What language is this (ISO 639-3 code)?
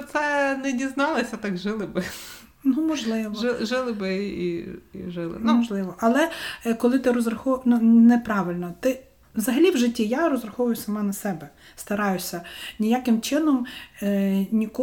ukr